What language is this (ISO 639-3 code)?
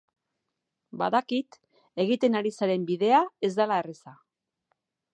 eus